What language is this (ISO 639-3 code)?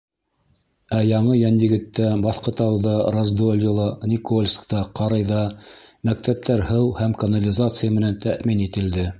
bak